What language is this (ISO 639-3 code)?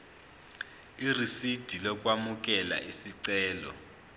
zul